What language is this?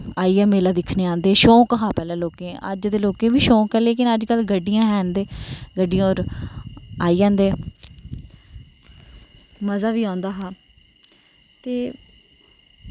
Dogri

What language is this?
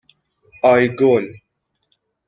Persian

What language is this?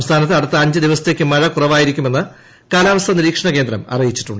Malayalam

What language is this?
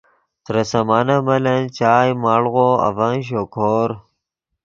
Yidgha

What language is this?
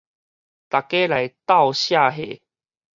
Min Nan Chinese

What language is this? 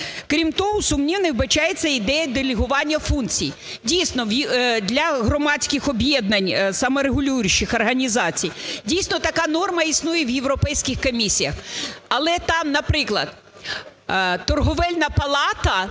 Ukrainian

